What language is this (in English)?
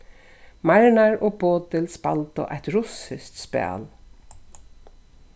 Faroese